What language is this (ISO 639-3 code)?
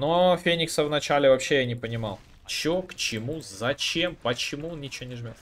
rus